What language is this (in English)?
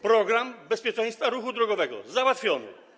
Polish